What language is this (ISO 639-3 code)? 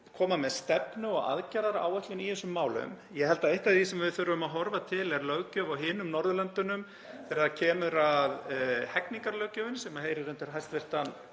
isl